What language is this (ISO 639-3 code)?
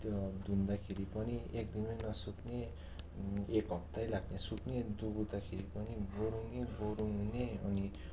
nep